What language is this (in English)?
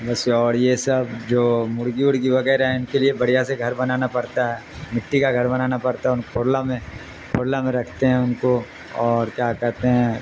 Urdu